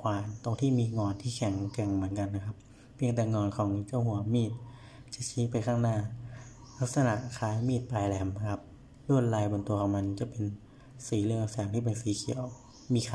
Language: Thai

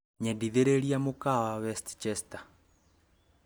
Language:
Kikuyu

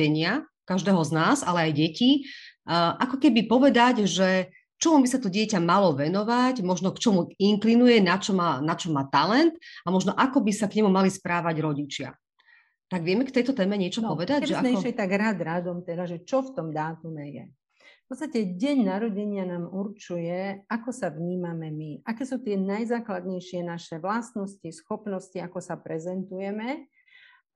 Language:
Slovak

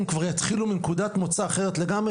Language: Hebrew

